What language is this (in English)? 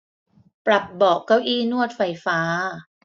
Thai